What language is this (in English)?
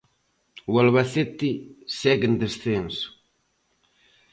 Galician